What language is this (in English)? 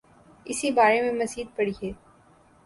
Urdu